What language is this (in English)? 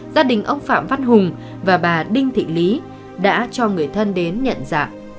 Vietnamese